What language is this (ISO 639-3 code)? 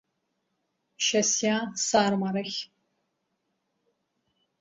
abk